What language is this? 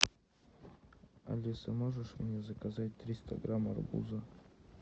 Russian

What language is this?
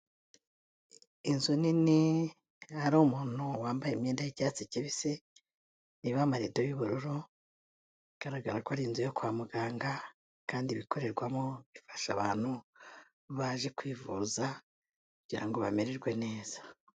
Kinyarwanda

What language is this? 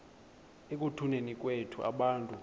Xhosa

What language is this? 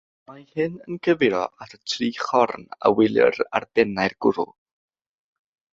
Welsh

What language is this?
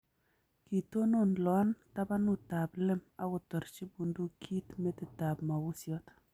Kalenjin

